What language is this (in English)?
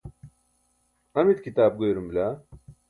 Burushaski